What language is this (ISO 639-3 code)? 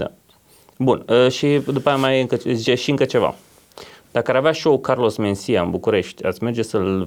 ron